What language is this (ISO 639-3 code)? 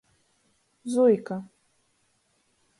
ltg